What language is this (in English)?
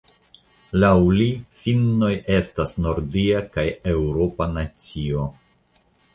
Esperanto